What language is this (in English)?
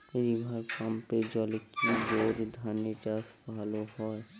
Bangla